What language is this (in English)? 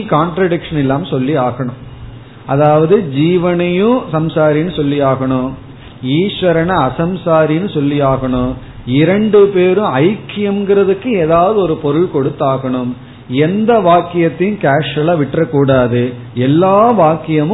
Tamil